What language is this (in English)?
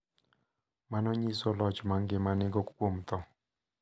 Luo (Kenya and Tanzania)